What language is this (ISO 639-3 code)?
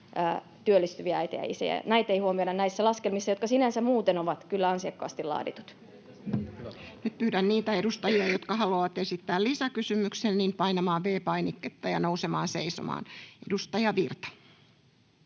fin